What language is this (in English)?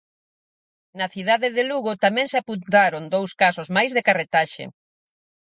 Galician